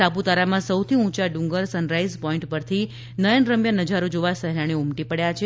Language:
Gujarati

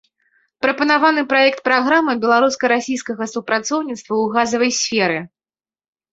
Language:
Belarusian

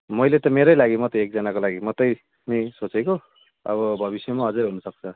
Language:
Nepali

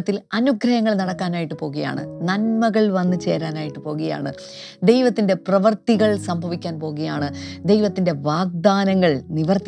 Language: Malayalam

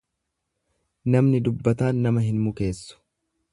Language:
Oromo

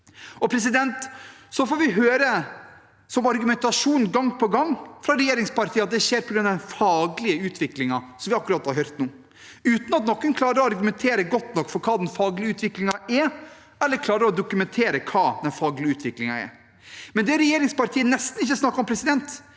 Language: Norwegian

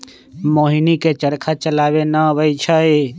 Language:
Magahi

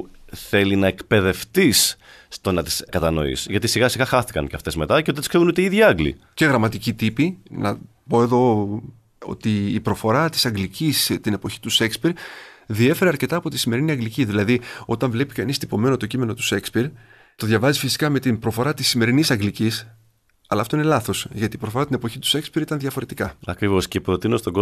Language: Greek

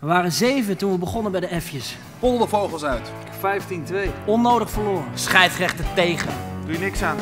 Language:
Dutch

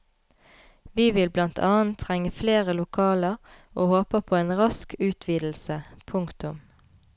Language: Norwegian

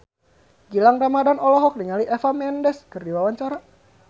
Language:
Sundanese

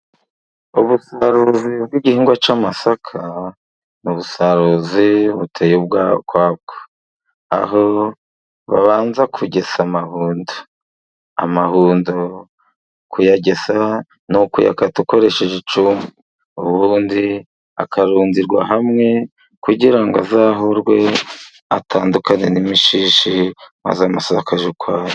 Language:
Kinyarwanda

